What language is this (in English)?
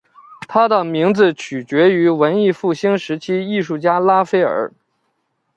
Chinese